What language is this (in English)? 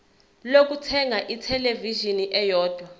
Zulu